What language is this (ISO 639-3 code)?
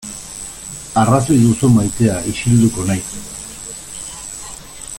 eus